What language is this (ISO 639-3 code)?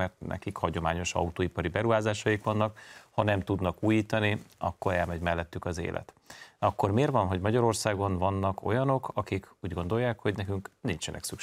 hun